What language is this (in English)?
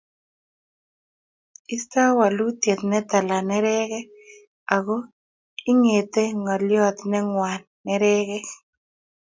Kalenjin